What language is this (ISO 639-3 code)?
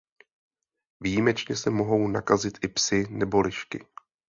ces